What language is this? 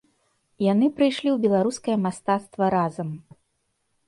Belarusian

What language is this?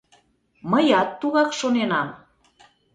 Mari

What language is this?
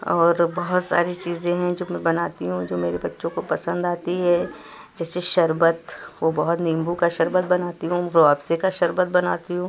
Urdu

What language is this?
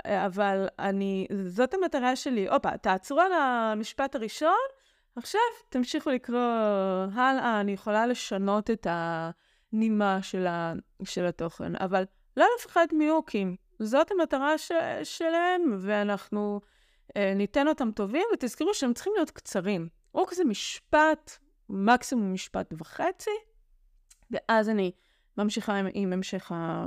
Hebrew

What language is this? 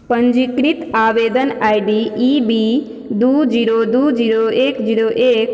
Maithili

